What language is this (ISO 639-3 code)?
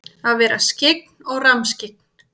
isl